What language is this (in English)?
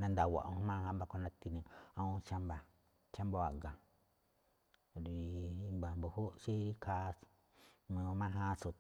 Malinaltepec Me'phaa